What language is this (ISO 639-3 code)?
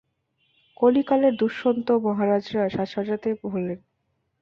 ben